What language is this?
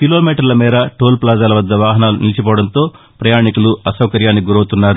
Telugu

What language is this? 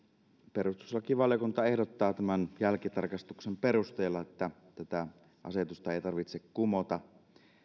Finnish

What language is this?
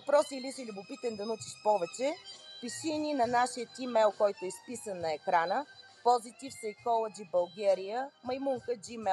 Bulgarian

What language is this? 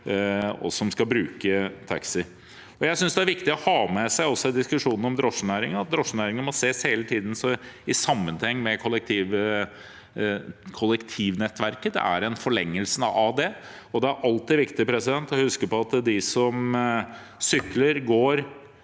Norwegian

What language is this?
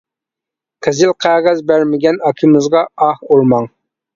Uyghur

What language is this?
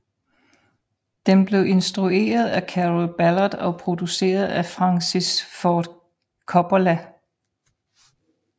Danish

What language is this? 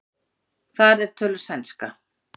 Icelandic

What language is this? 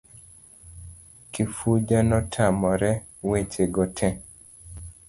Luo (Kenya and Tanzania)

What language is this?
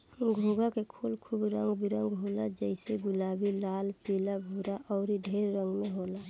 Bhojpuri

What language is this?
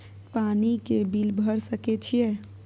Maithili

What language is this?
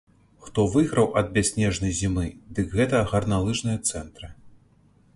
Belarusian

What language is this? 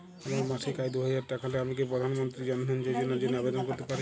Bangla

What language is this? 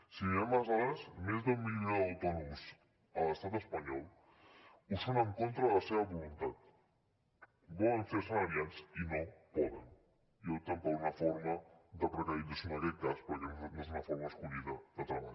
Catalan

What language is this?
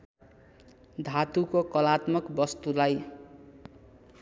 Nepali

